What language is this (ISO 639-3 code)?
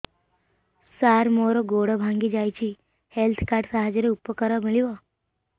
ori